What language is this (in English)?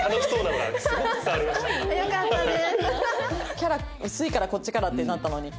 Japanese